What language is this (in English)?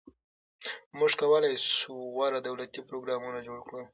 Pashto